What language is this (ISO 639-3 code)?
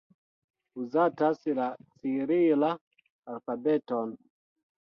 epo